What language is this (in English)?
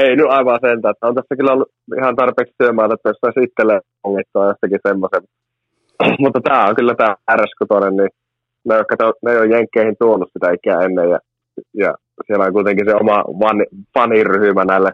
Finnish